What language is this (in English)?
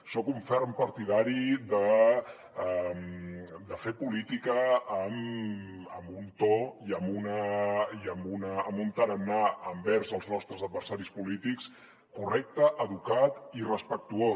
Catalan